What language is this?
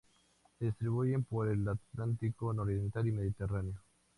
Spanish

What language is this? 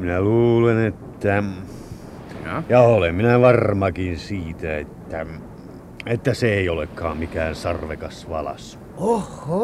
Finnish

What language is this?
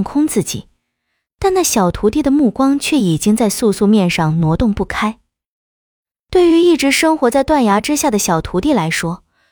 Chinese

